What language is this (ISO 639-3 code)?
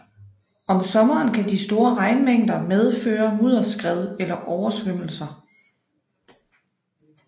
dan